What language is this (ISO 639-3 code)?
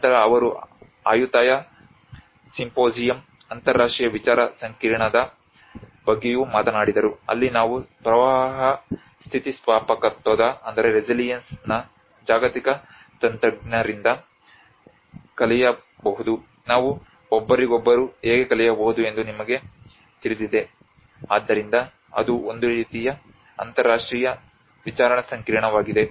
kan